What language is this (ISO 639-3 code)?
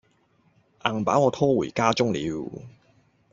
yue